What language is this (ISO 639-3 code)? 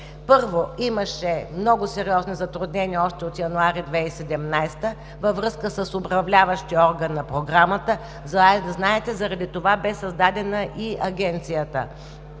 bul